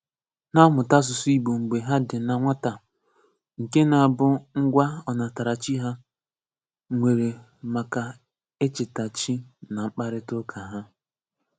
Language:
Igbo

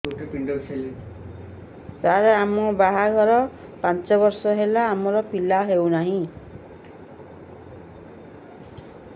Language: Odia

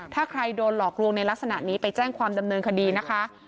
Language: Thai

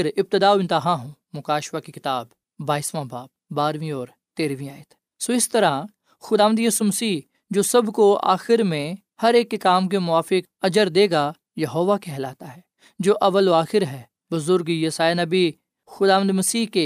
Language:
Urdu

